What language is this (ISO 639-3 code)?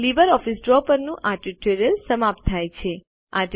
guj